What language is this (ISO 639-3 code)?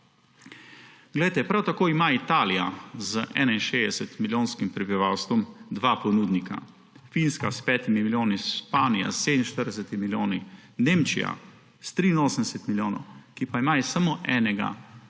slv